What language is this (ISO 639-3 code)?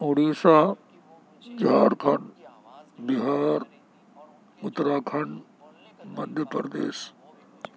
urd